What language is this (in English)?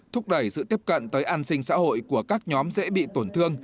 Vietnamese